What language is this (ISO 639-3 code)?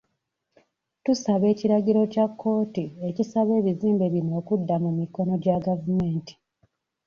lug